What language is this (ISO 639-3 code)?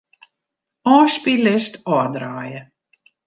fry